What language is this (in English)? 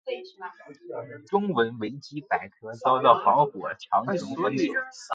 Chinese